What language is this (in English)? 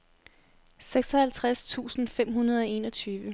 Danish